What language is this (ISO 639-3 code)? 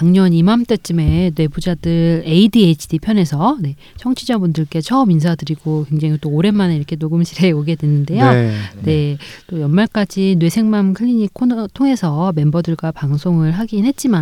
kor